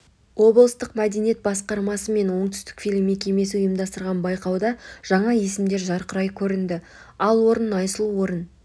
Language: Kazakh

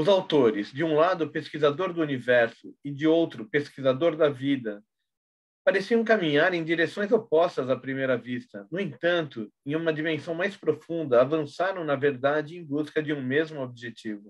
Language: Portuguese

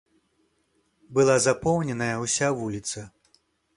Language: Belarusian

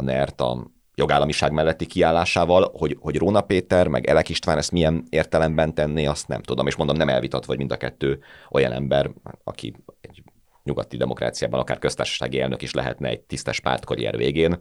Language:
Hungarian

